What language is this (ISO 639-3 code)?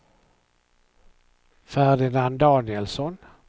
swe